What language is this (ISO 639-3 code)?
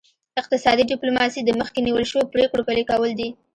pus